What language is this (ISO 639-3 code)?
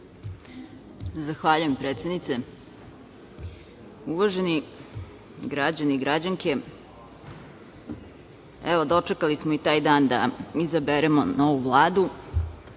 srp